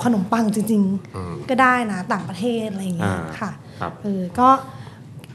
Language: Thai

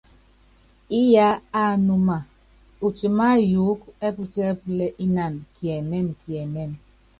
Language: Yangben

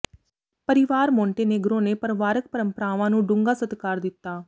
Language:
Punjabi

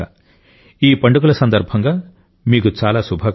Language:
Telugu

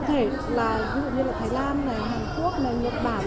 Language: Vietnamese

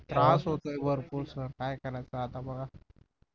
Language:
Marathi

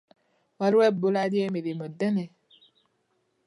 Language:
Ganda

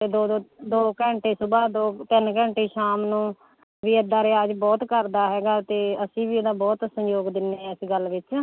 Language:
Punjabi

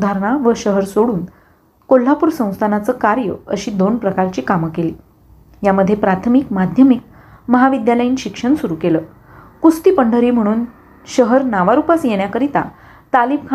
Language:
Marathi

